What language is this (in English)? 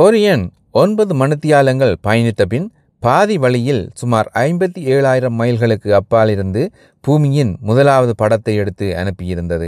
Tamil